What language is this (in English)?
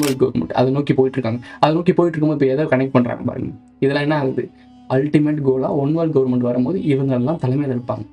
Korean